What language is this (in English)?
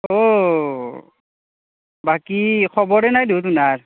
Assamese